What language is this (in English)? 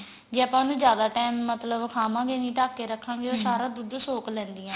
Punjabi